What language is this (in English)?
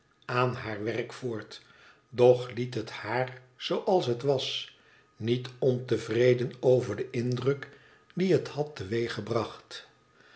Dutch